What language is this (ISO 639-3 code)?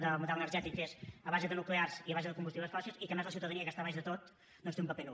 cat